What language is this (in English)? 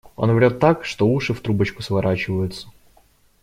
Russian